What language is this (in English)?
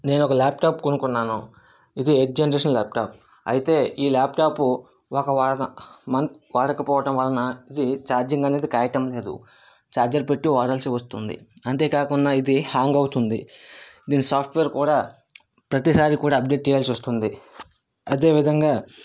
Telugu